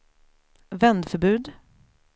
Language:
Swedish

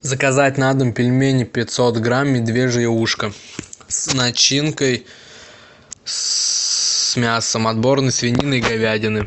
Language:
Russian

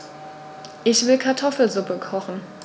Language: German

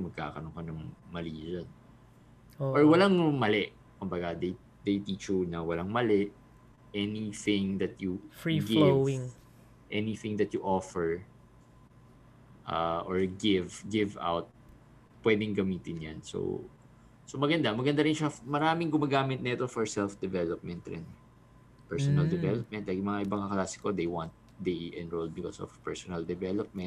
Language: Filipino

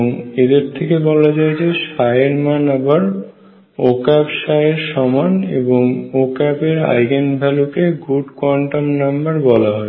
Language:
Bangla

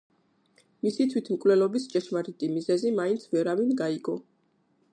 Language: Georgian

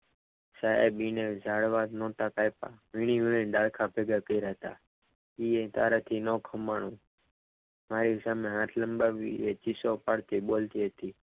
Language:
Gujarati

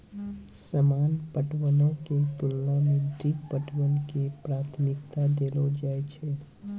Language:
Maithili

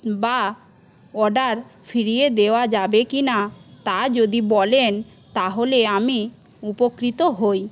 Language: Bangla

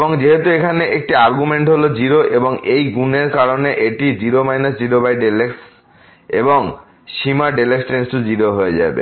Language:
Bangla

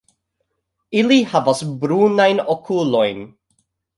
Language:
Esperanto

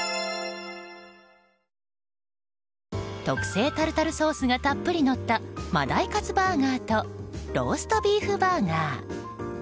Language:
Japanese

